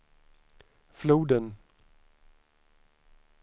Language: Swedish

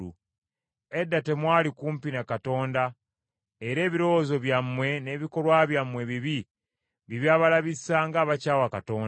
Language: Ganda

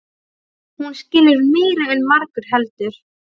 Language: Icelandic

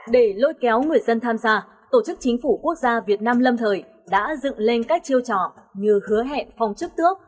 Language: Vietnamese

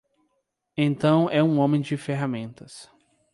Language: Portuguese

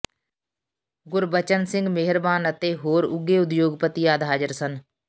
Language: Punjabi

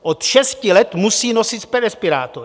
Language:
Czech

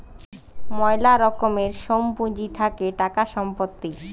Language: Bangla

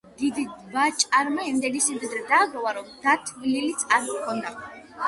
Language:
Georgian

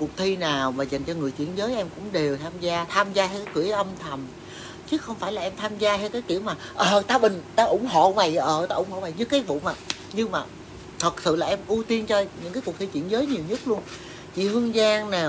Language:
Vietnamese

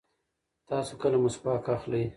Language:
Pashto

